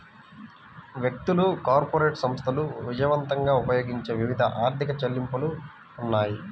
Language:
Telugu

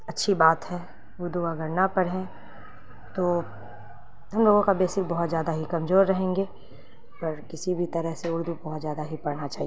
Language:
Urdu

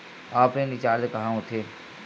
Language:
Chhattisgarhi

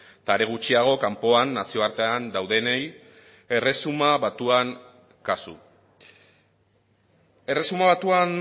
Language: Basque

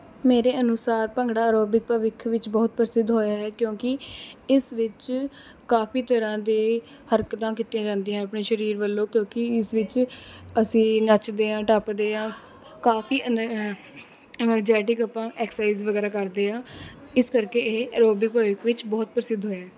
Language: Punjabi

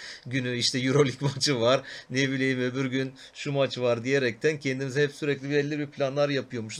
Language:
Turkish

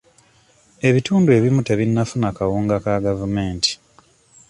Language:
Ganda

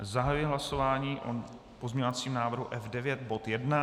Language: Czech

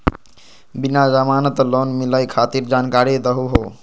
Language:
Magahi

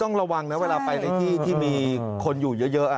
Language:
Thai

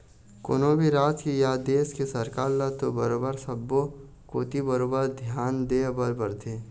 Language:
Chhattisgarhi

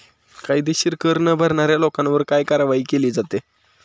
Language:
Marathi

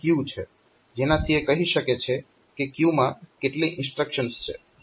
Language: Gujarati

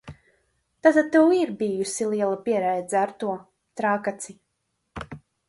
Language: Latvian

